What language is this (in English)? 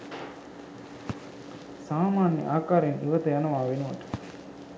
Sinhala